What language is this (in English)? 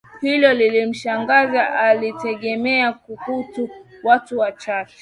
Swahili